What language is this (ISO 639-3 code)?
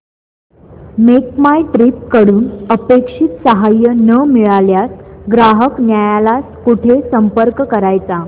mar